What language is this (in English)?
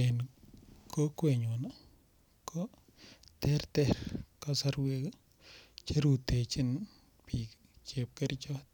Kalenjin